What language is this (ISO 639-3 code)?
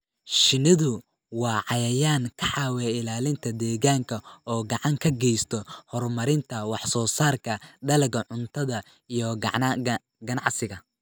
som